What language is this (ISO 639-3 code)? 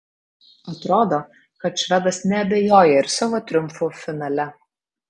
lit